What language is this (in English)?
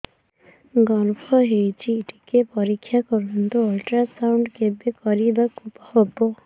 Odia